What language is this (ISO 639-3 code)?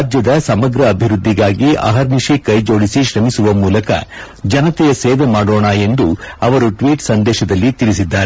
kan